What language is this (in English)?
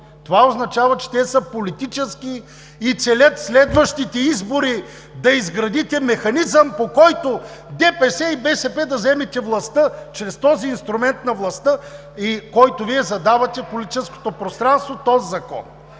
Bulgarian